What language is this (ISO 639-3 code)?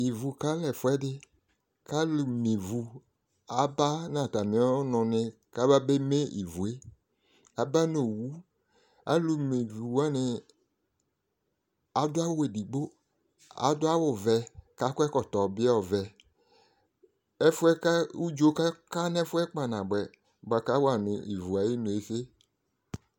kpo